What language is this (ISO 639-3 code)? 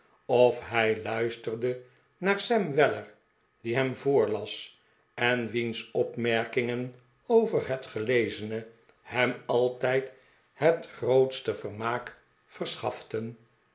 nld